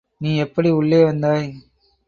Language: Tamil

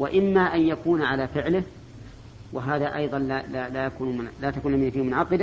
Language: Arabic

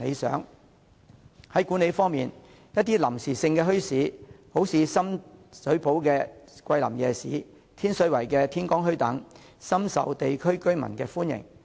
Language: Cantonese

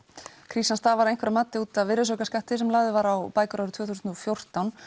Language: Icelandic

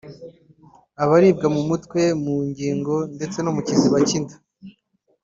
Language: Kinyarwanda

